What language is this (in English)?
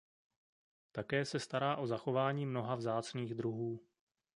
Czech